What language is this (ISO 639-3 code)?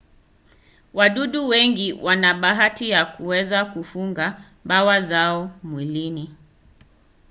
swa